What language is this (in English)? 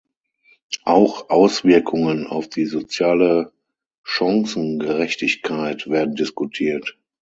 German